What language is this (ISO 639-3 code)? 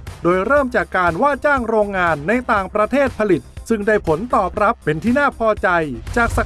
tha